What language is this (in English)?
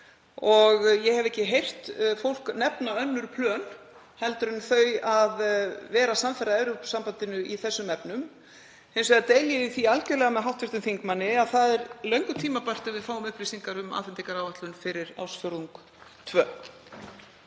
Icelandic